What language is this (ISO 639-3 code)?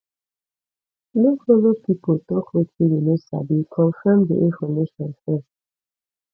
pcm